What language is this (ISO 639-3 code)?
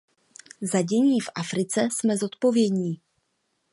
ces